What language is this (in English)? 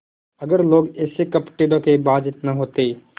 Hindi